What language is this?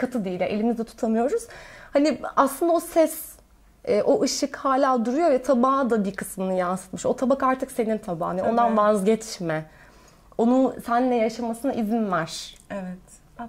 Turkish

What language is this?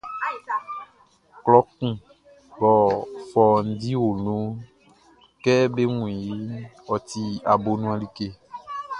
Baoulé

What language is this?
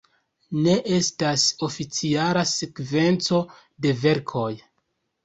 Esperanto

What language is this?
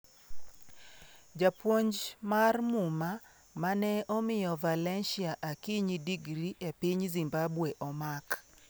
Luo (Kenya and Tanzania)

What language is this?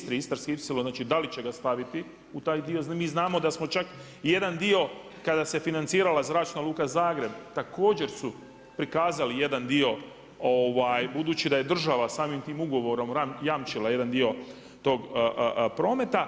Croatian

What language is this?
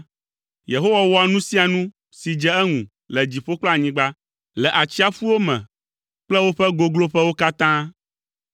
Ewe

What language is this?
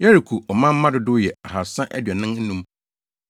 Akan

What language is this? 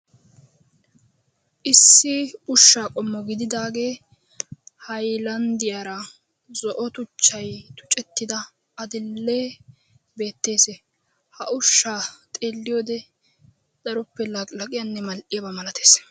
Wolaytta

